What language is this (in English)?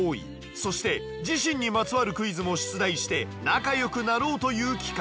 Japanese